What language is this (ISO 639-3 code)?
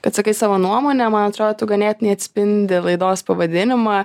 lit